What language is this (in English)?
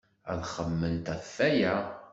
Kabyle